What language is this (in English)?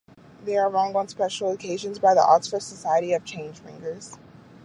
English